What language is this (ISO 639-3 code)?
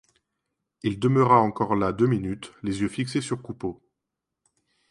fra